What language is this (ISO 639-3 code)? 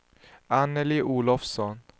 swe